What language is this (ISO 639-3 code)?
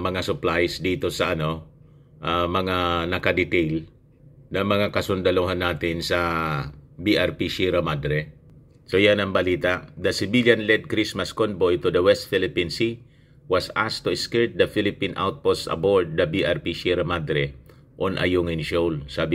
fil